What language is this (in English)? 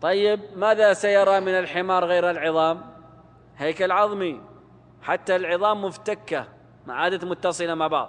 Arabic